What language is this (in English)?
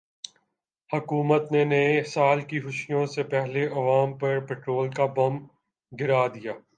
Urdu